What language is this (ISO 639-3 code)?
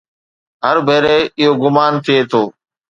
snd